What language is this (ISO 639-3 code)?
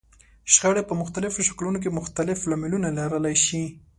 pus